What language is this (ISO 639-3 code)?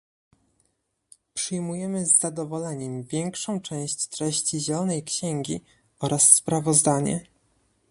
pol